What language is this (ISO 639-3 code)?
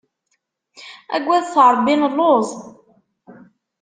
kab